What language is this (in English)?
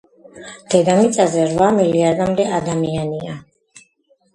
Georgian